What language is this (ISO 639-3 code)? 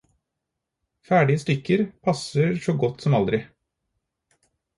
nob